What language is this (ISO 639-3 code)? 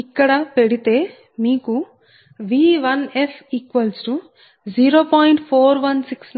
tel